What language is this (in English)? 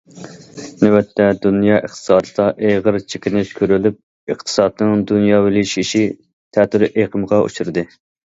Uyghur